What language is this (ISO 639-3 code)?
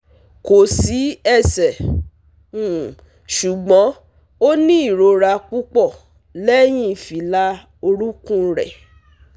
yor